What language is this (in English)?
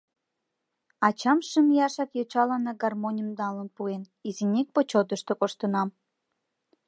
Mari